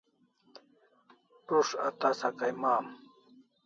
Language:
Kalasha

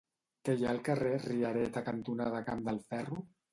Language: Catalan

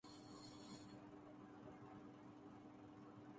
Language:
Urdu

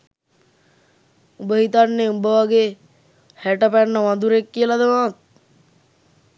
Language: Sinhala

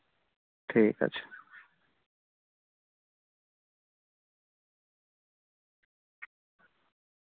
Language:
Santali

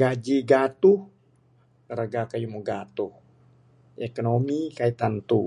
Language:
Bukar-Sadung Bidayuh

